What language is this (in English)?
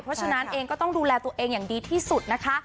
Thai